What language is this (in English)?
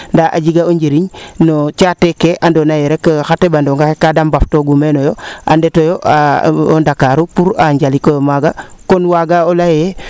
Serer